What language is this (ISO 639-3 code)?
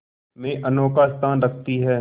hin